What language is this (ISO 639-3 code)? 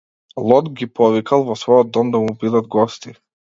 mkd